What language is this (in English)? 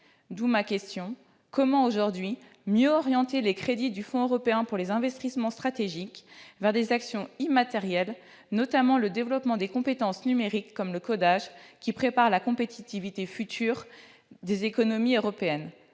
French